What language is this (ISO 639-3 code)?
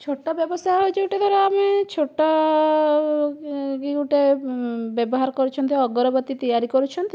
ori